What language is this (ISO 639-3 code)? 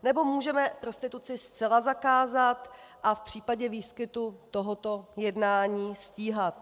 ces